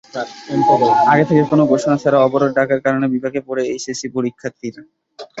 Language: Bangla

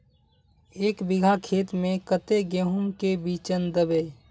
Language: Magahi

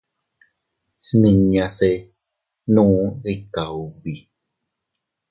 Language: Teutila Cuicatec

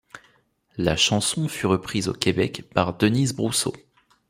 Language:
French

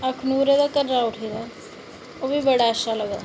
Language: Dogri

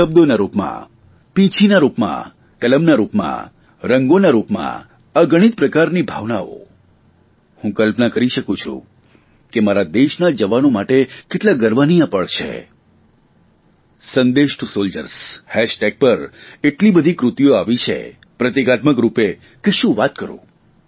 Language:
Gujarati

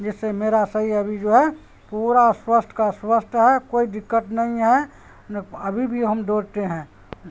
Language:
Urdu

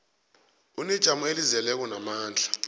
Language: South Ndebele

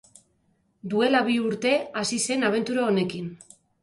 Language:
Basque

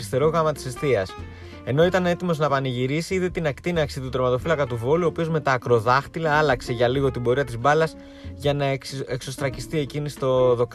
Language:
Greek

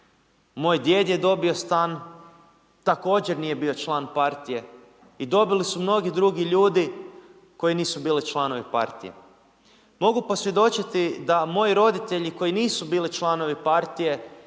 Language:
Croatian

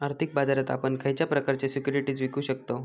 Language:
Marathi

